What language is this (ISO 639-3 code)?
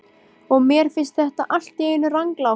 isl